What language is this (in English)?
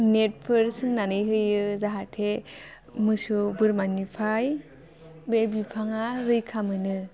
Bodo